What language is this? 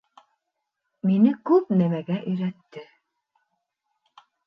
Bashkir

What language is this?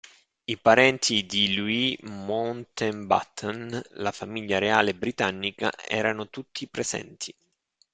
Italian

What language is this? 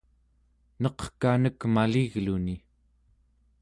Central Yupik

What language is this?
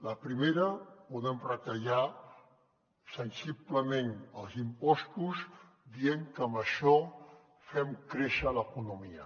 Catalan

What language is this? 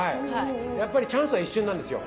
Japanese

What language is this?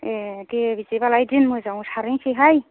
Bodo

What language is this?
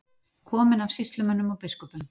Icelandic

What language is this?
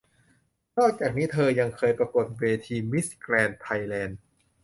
Thai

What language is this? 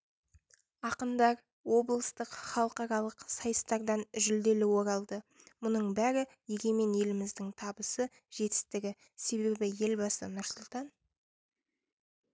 Kazakh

